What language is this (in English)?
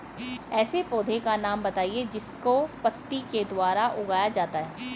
Hindi